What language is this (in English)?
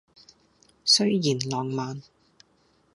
Cantonese